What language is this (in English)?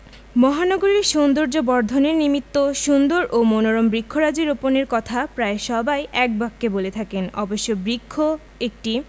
Bangla